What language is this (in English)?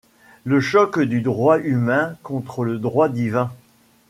French